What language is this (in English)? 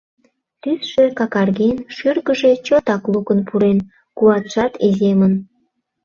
Mari